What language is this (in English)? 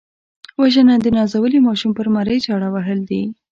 Pashto